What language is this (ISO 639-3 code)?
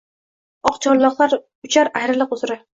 uzb